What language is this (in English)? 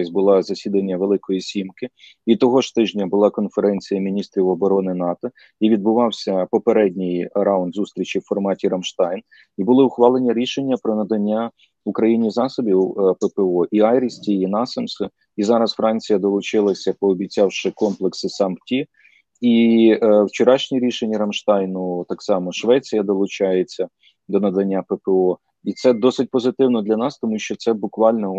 Ukrainian